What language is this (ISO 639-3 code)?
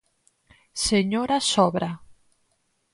glg